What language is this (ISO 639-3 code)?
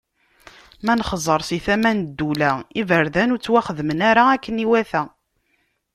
kab